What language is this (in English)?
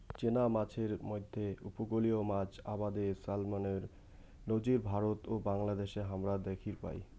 Bangla